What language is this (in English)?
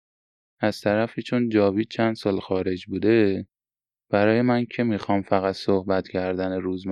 Persian